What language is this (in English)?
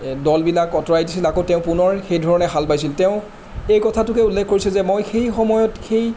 Assamese